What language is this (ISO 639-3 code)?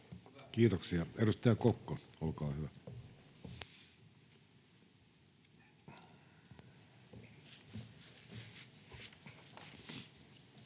fin